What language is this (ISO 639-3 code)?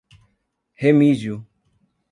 por